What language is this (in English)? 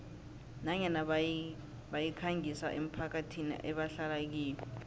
South Ndebele